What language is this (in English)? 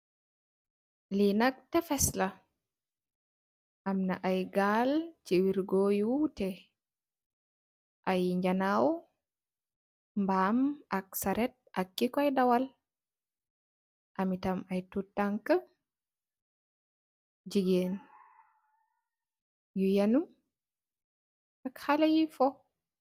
Wolof